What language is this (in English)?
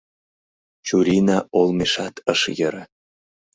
Mari